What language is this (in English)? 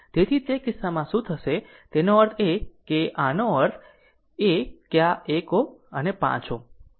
Gujarati